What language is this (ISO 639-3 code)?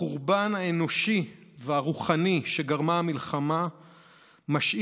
heb